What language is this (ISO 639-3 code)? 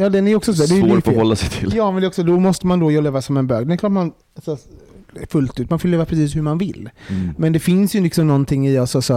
swe